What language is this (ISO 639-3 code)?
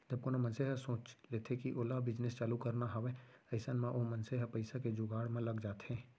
hne